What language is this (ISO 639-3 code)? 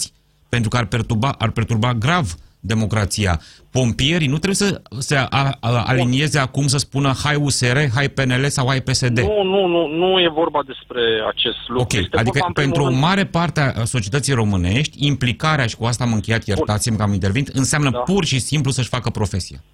ron